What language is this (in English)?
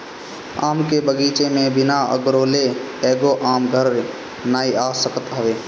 Bhojpuri